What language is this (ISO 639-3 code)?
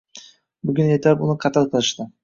uzb